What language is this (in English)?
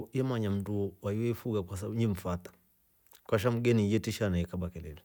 Rombo